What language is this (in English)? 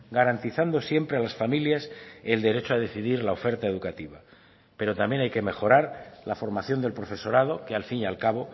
Spanish